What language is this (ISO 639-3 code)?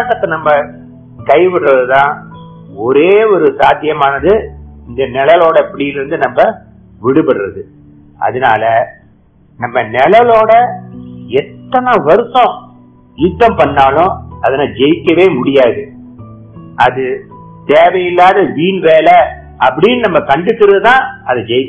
hin